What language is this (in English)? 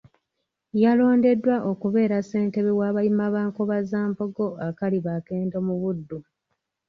Ganda